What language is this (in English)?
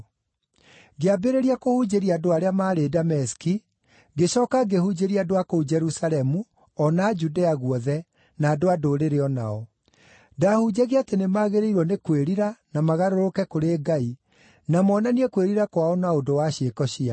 Kikuyu